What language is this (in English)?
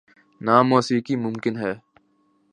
Urdu